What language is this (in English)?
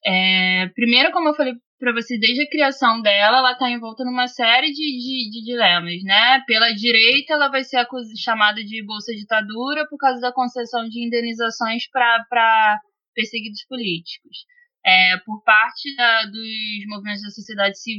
Portuguese